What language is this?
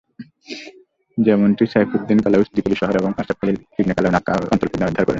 Bangla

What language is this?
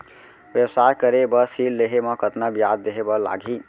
Chhattisgarhi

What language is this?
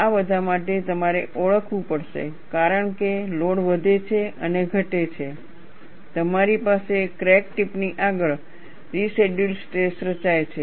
Gujarati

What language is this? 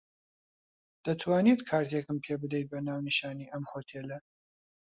Central Kurdish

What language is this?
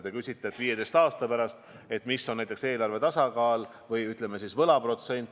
Estonian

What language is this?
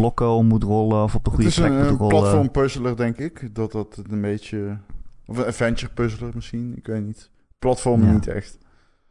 Dutch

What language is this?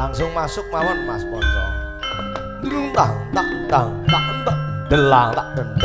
Thai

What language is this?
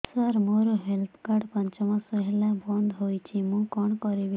Odia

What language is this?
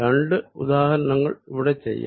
Malayalam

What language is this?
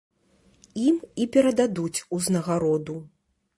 Belarusian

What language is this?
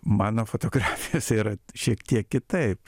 Lithuanian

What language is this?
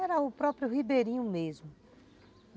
Portuguese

